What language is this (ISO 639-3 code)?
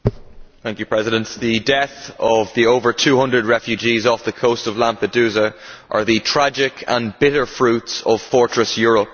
eng